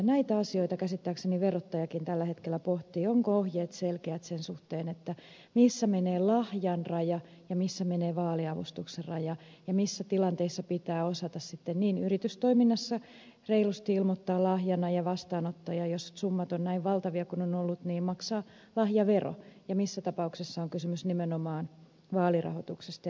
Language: Finnish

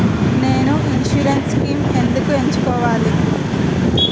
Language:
Telugu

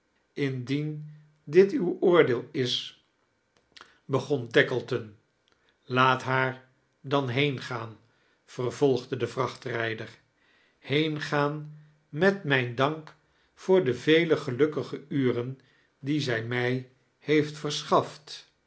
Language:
Dutch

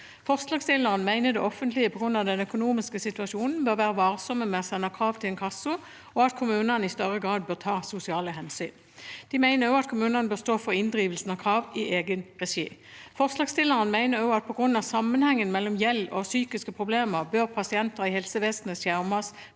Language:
Norwegian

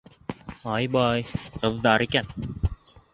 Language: Bashkir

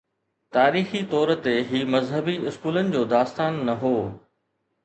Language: Sindhi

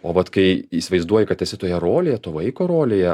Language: Lithuanian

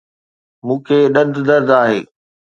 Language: Sindhi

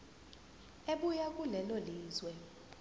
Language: Zulu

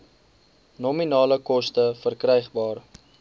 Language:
Afrikaans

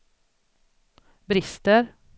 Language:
Swedish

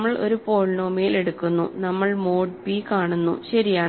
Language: Malayalam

